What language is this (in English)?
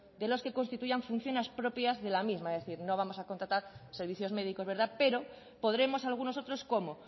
Spanish